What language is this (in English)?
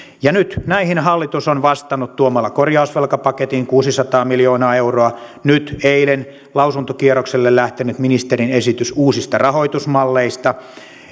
Finnish